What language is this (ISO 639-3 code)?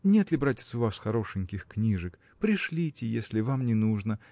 rus